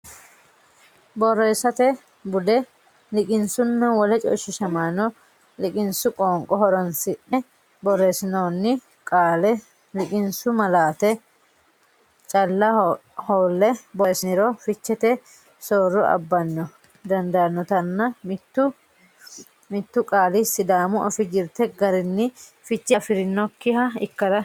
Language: Sidamo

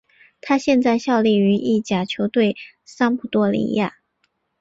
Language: Chinese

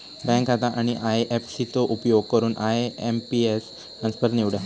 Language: Marathi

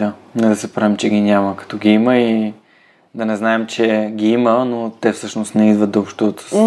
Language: Bulgarian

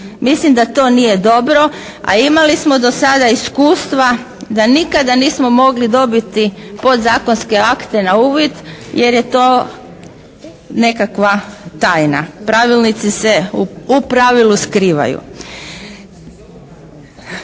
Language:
Croatian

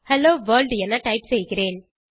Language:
Tamil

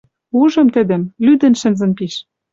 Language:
Western Mari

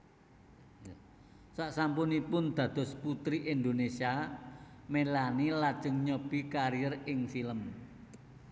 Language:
Javanese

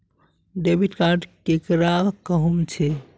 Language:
Magahi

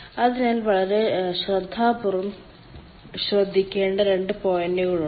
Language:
Malayalam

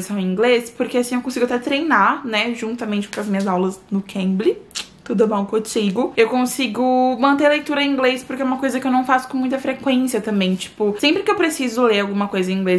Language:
Portuguese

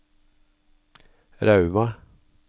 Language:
Norwegian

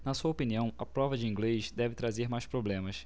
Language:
Portuguese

